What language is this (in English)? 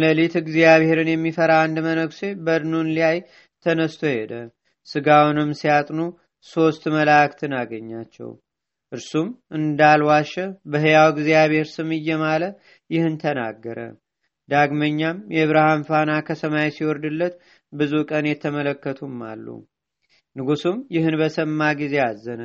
Amharic